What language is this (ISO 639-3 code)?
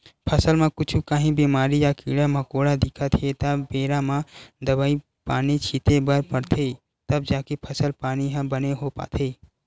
hne